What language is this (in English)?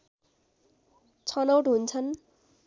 Nepali